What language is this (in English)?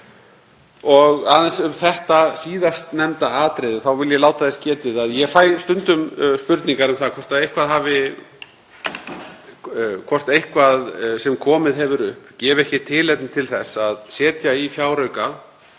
Icelandic